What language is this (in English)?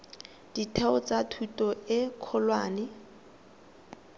Tswana